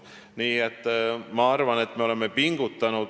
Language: Estonian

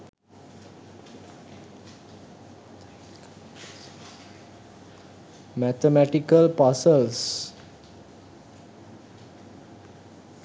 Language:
Sinhala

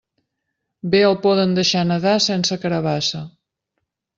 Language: Catalan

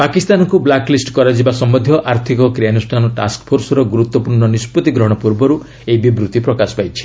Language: Odia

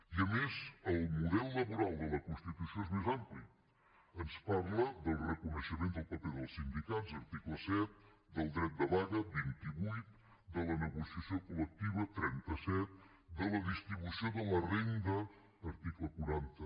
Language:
Catalan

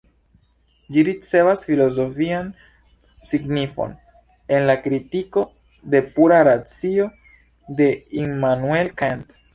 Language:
Esperanto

